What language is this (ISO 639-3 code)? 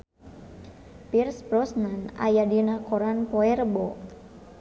sun